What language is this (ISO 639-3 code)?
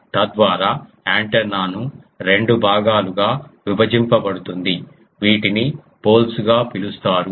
tel